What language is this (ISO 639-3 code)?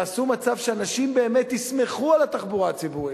heb